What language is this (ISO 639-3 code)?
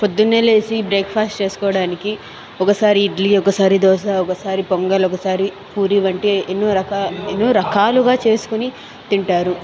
tel